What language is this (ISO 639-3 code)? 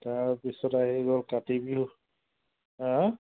asm